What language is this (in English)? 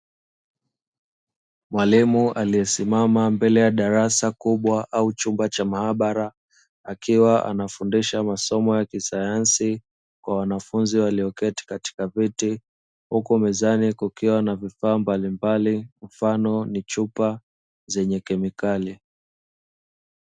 Swahili